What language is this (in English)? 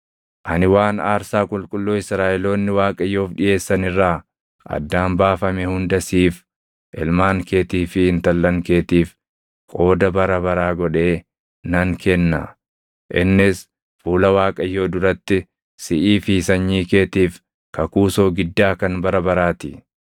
Oromo